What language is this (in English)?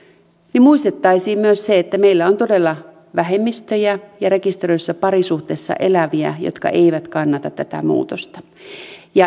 Finnish